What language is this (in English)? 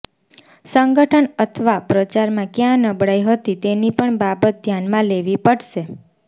Gujarati